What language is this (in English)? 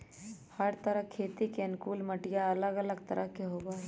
Magahi